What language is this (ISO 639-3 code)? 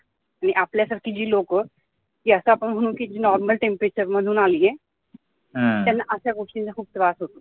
mar